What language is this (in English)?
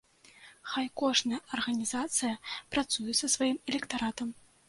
Belarusian